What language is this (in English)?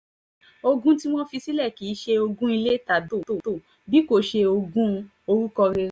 Yoruba